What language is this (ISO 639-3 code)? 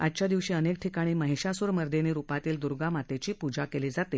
mar